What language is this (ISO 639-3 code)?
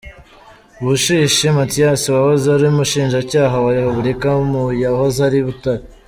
kin